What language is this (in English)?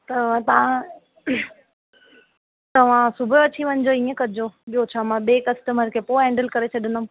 Sindhi